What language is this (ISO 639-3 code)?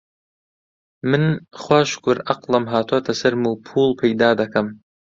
ckb